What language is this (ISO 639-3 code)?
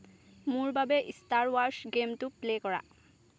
asm